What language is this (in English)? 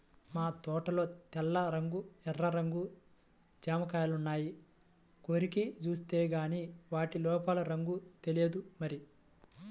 Telugu